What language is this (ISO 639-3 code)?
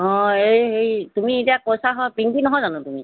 asm